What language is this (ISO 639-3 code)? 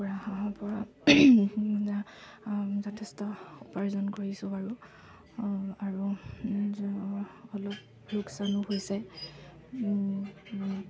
asm